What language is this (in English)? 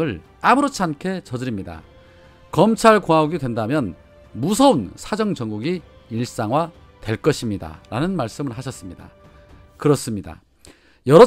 Korean